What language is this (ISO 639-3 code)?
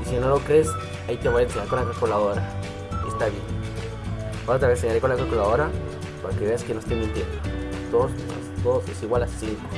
spa